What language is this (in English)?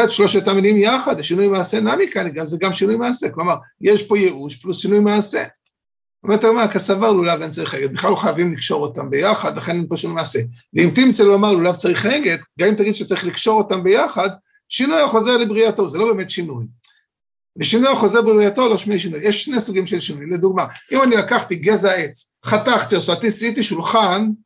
Hebrew